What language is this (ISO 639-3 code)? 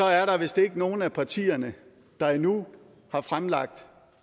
dan